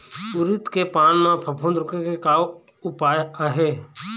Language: Chhattisgarhi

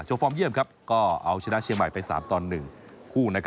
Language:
Thai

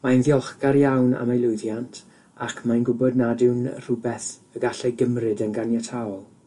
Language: Welsh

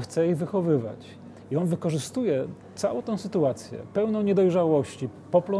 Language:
Polish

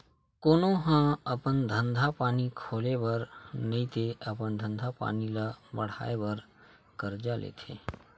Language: Chhattisgarhi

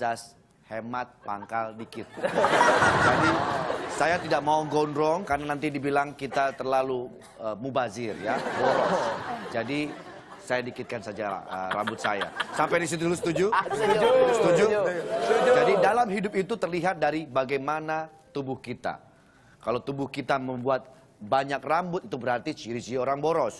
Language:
Indonesian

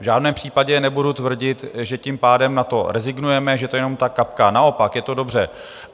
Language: Czech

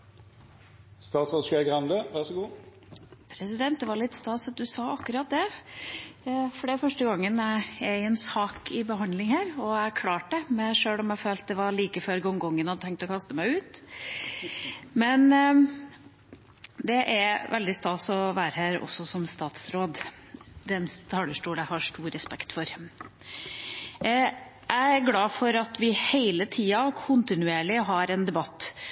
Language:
Norwegian Bokmål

